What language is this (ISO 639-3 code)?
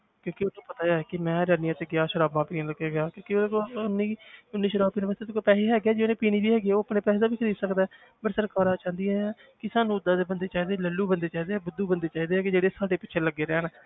pan